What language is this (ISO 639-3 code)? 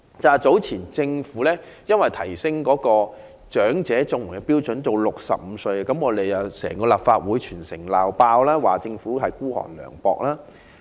yue